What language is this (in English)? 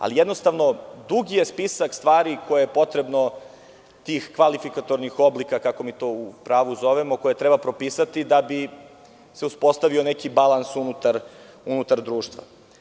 Serbian